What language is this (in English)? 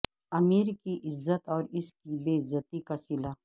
Urdu